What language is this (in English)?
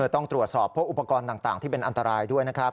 Thai